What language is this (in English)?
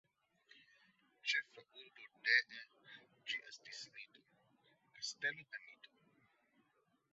Esperanto